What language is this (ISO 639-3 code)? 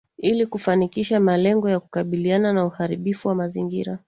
swa